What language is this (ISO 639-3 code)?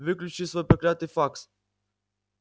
rus